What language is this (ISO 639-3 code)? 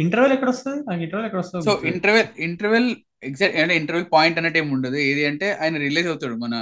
tel